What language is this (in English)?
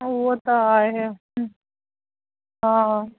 Sindhi